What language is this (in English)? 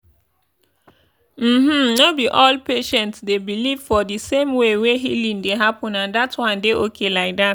Nigerian Pidgin